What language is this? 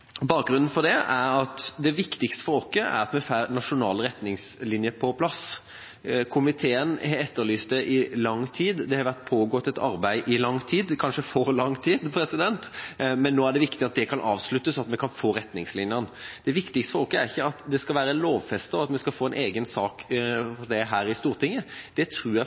Norwegian Bokmål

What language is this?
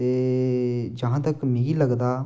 Dogri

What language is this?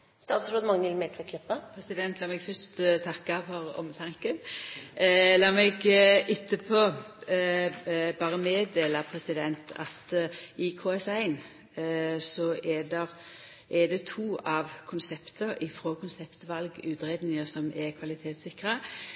Norwegian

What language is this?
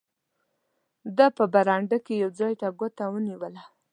Pashto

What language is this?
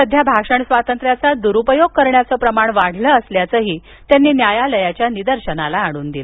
Marathi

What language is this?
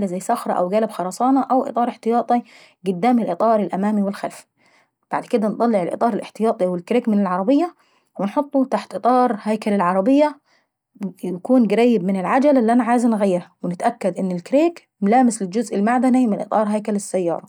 Saidi Arabic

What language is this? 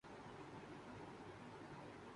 Urdu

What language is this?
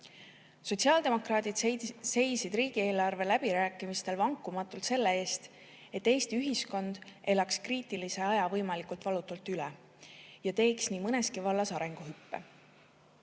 Estonian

